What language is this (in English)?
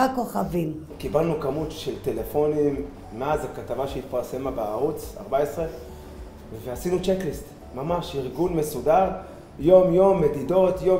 Hebrew